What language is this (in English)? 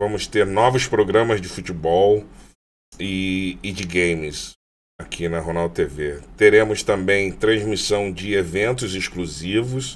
Portuguese